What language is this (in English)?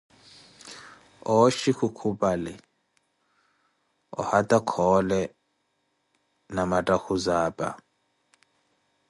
Koti